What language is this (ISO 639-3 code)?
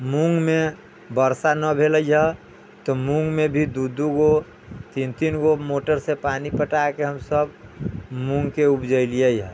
mai